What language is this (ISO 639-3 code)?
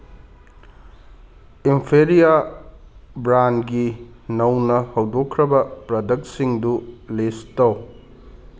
mni